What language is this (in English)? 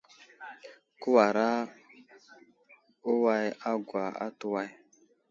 Wuzlam